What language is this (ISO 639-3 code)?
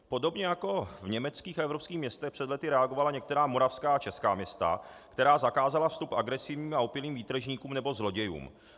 ces